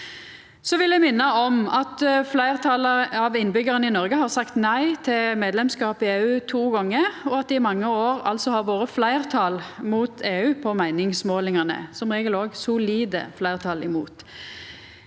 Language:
Norwegian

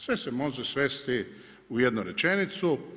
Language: Croatian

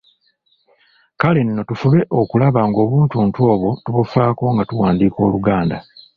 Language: Ganda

